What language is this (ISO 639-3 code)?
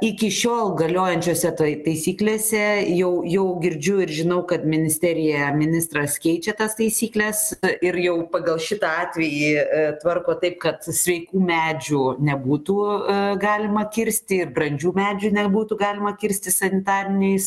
lit